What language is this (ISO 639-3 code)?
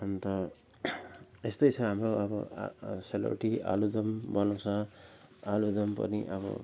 nep